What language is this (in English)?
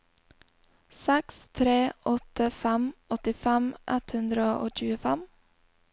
Norwegian